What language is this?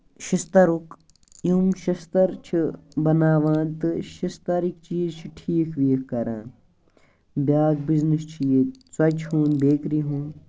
Kashmiri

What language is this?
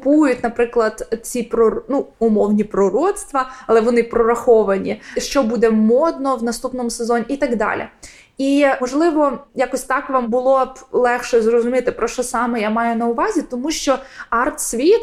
Ukrainian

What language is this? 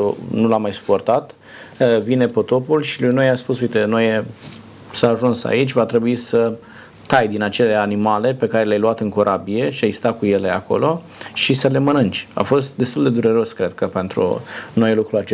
Romanian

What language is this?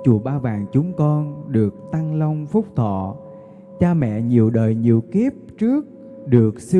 Vietnamese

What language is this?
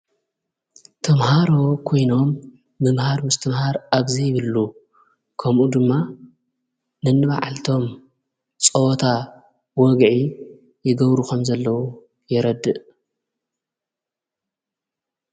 Tigrinya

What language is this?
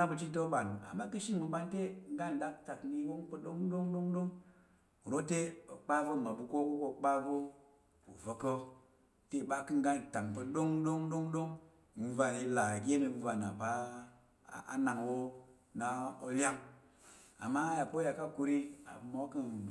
Tarok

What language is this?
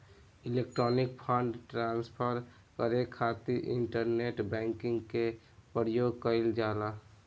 Bhojpuri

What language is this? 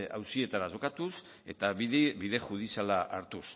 Basque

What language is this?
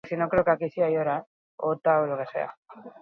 Basque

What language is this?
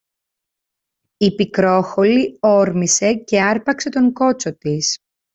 Greek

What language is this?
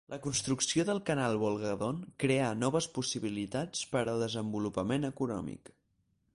Catalan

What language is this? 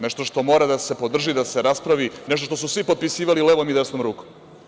Serbian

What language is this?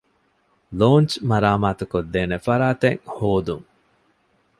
Divehi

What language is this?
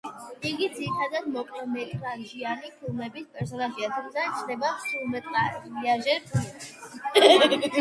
Georgian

